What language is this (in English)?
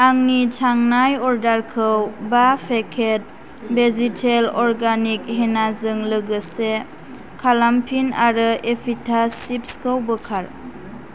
Bodo